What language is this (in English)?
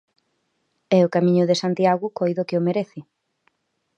Galician